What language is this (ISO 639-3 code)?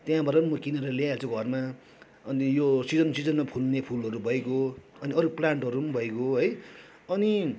nep